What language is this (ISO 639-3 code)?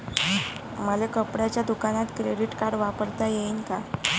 mar